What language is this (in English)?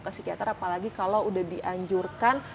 Indonesian